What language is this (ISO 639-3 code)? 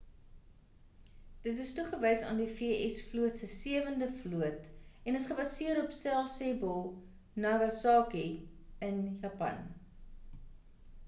afr